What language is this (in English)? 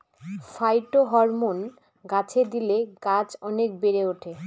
Bangla